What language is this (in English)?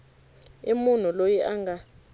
Tsonga